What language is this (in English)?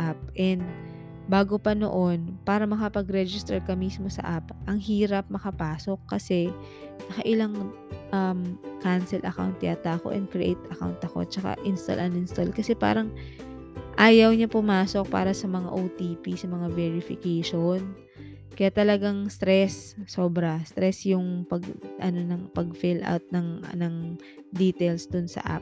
Filipino